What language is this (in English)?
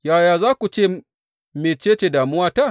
Hausa